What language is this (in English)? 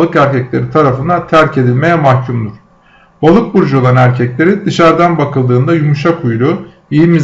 Turkish